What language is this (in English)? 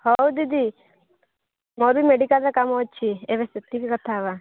Odia